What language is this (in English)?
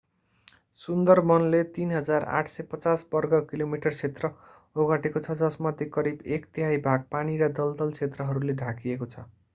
Nepali